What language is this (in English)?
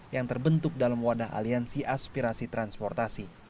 Indonesian